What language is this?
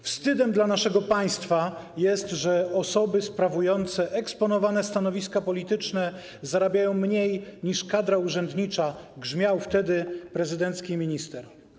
Polish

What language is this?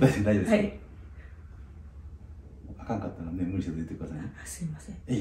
Japanese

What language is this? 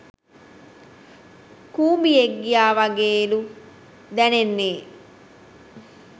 Sinhala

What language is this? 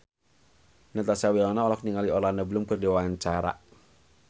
Sundanese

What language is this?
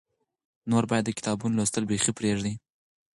Pashto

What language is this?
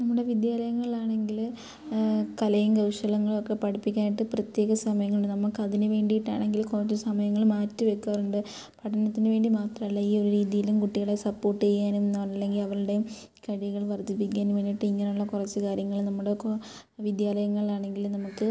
Malayalam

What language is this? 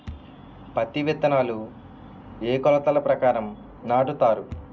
Telugu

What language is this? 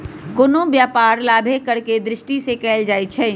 Magahi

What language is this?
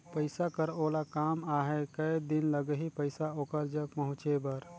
Chhattisgarhi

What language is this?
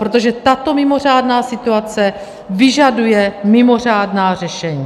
Czech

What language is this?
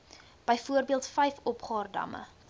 Afrikaans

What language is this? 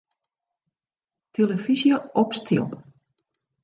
Western Frisian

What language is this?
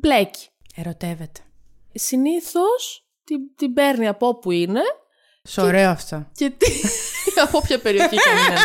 Greek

